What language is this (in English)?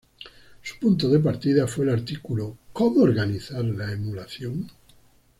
Spanish